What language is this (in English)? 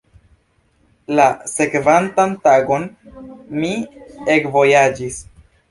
Esperanto